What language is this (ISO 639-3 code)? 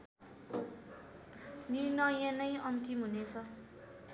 nep